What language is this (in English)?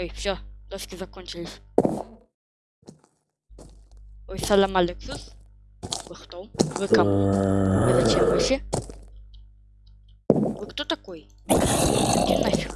Russian